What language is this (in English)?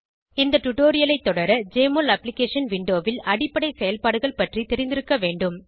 Tamil